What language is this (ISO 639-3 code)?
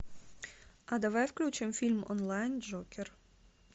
rus